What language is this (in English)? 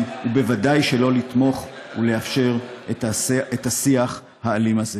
Hebrew